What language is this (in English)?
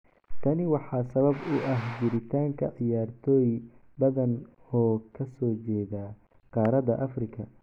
Somali